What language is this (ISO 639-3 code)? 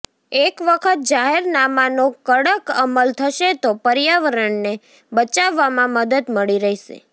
guj